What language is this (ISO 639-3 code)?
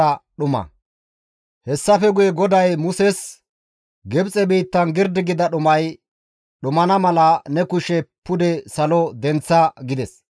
gmv